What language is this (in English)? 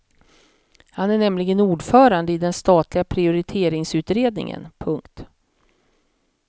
Swedish